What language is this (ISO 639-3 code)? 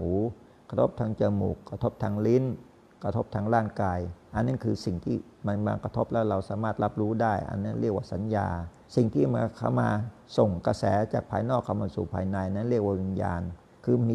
tha